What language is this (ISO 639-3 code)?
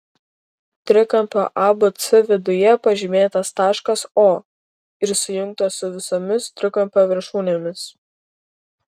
lit